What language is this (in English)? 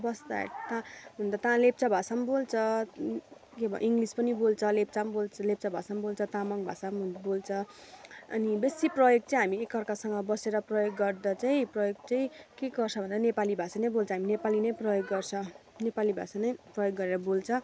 Nepali